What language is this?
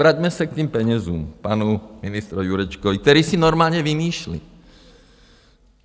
Czech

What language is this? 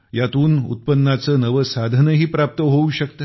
Marathi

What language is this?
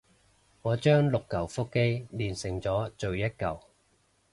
Cantonese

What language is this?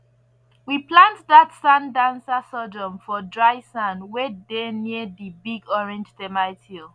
Nigerian Pidgin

